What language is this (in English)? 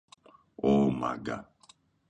Greek